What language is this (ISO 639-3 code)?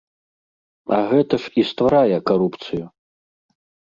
bel